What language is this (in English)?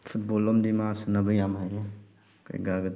Manipuri